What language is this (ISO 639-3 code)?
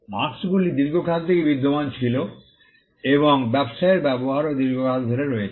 ben